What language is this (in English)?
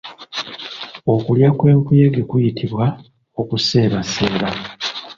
Ganda